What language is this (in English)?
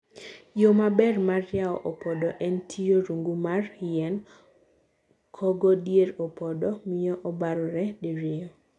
Luo (Kenya and Tanzania)